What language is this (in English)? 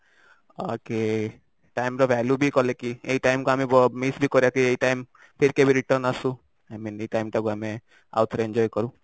Odia